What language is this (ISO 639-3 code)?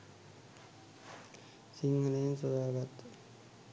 sin